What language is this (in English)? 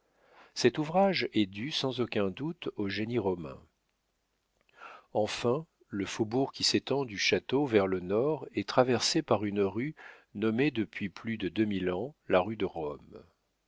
French